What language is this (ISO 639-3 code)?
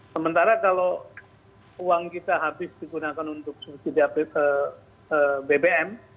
ind